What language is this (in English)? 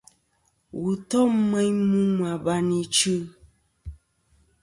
Kom